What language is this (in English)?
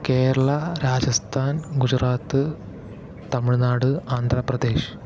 Malayalam